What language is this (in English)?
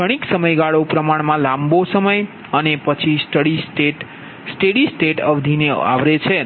Gujarati